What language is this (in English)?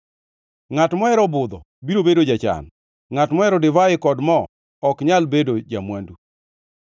Luo (Kenya and Tanzania)